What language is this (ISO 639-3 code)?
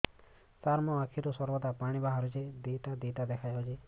ori